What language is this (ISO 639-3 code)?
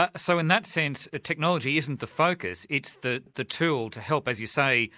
eng